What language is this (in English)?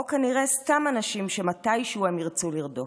Hebrew